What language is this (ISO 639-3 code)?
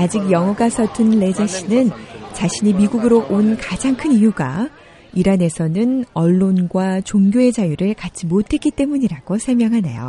kor